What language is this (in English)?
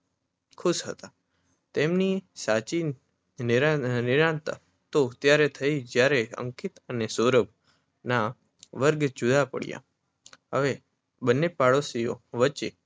Gujarati